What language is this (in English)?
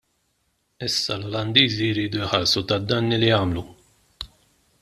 Maltese